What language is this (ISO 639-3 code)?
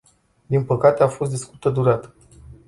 ron